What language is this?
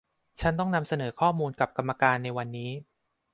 Thai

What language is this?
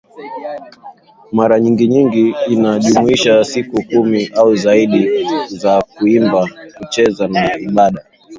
Swahili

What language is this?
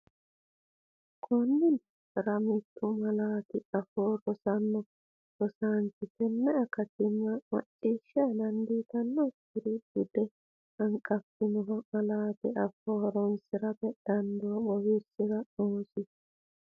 Sidamo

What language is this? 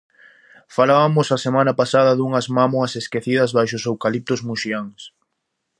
Galician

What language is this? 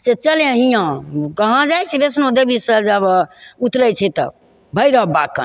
Maithili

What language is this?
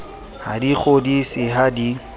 Southern Sotho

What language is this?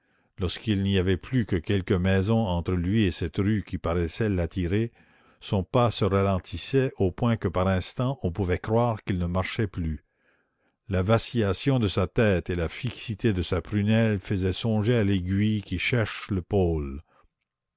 French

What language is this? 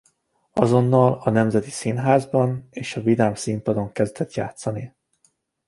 Hungarian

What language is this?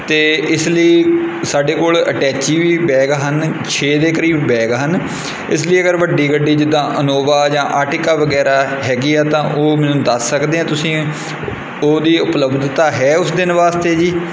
Punjabi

